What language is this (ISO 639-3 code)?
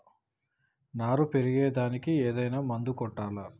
tel